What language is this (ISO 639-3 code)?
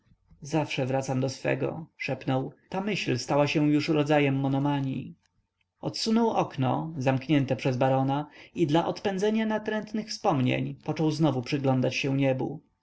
pol